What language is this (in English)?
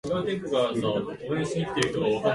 Japanese